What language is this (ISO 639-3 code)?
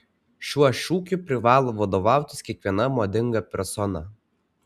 lit